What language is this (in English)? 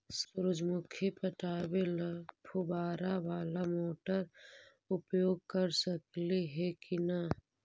Magahi